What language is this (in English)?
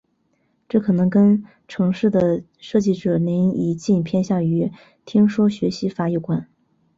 Chinese